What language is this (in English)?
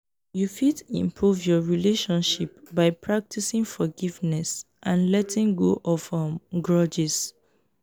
Nigerian Pidgin